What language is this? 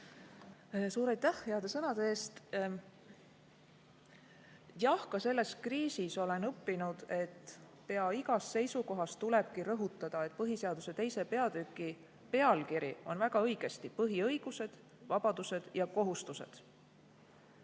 Estonian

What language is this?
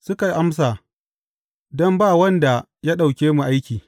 Hausa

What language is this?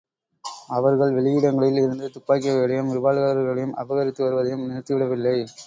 Tamil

